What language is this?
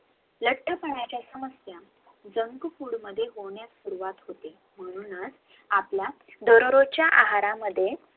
Marathi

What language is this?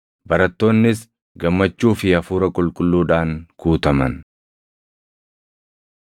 Oromo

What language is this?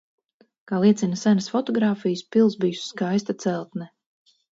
Latvian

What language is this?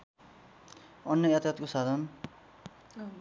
Nepali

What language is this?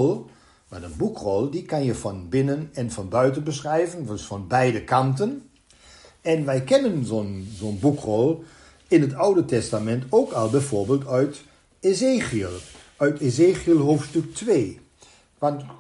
Dutch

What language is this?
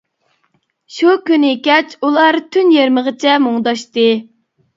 Uyghur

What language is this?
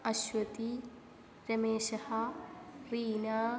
Sanskrit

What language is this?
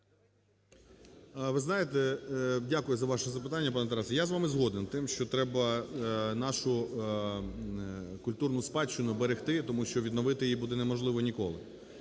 Ukrainian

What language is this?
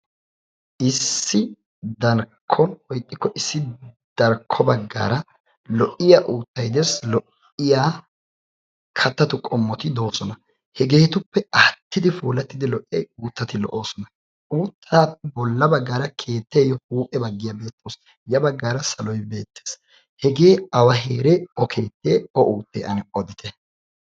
Wolaytta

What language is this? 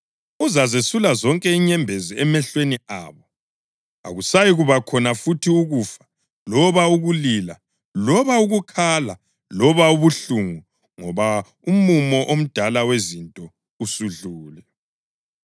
North Ndebele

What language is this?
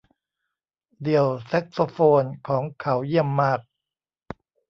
Thai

